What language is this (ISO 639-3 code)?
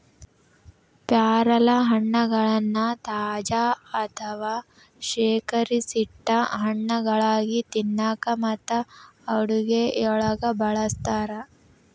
kan